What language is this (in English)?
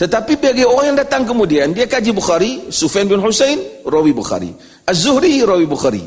Malay